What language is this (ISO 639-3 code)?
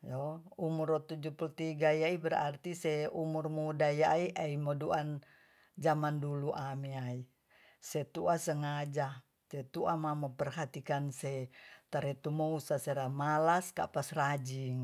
txs